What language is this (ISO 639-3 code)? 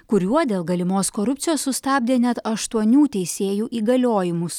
lit